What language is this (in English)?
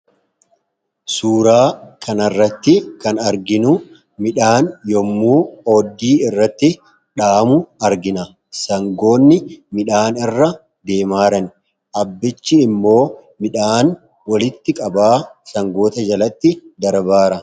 Oromo